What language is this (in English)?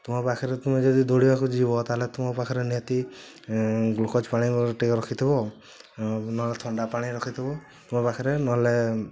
Odia